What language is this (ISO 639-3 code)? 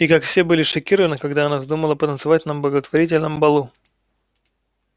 rus